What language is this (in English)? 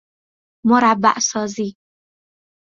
Persian